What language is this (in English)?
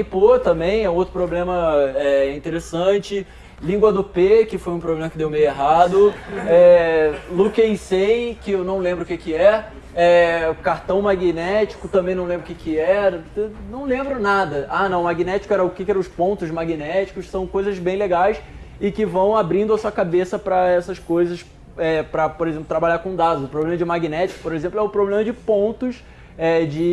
Portuguese